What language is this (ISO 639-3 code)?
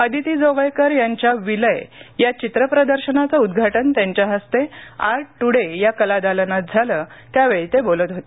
mar